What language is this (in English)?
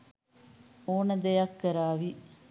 Sinhala